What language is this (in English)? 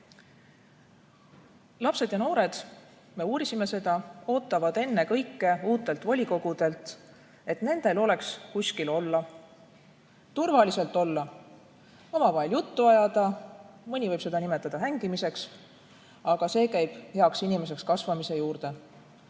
Estonian